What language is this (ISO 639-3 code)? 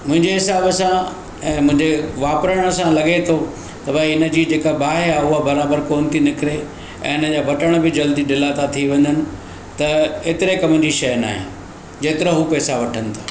snd